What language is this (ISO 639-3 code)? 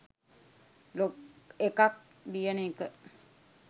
sin